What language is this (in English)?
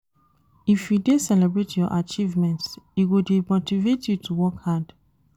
Nigerian Pidgin